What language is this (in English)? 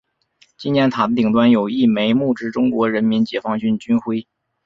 Chinese